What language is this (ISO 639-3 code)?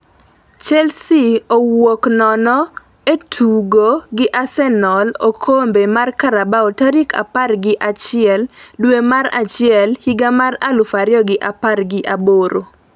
luo